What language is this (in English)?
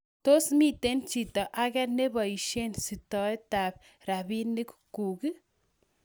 Kalenjin